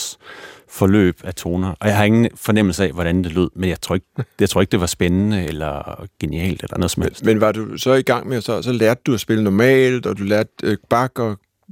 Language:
Danish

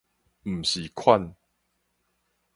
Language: Min Nan Chinese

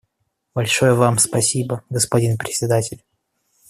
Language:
Russian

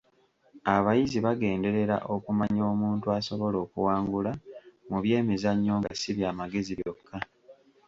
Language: Ganda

